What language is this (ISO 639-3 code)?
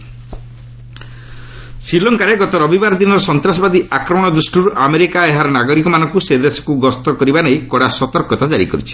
ori